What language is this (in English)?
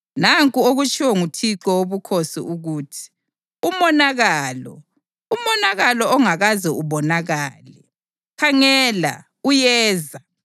North Ndebele